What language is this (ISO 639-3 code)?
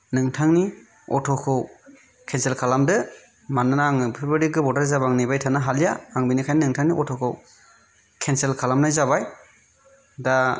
brx